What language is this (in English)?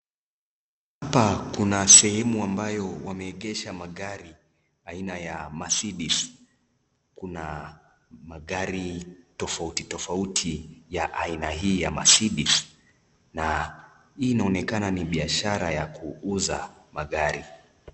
Swahili